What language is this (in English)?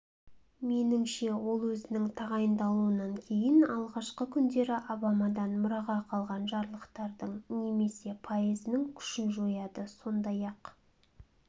Kazakh